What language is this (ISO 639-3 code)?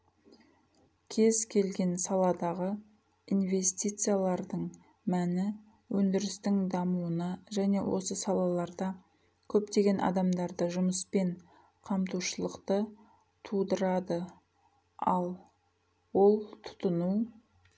kaz